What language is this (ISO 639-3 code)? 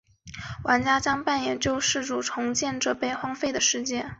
zho